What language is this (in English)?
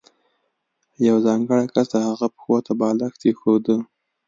Pashto